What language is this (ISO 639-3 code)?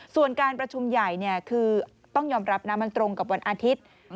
tha